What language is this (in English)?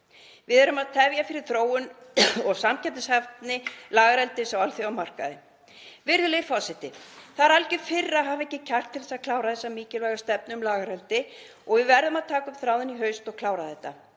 Icelandic